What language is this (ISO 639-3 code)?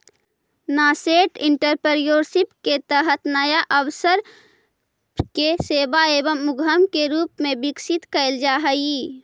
mag